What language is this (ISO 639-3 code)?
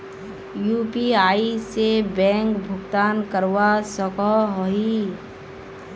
mag